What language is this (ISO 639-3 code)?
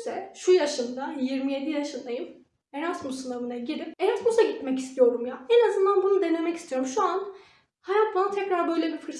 tur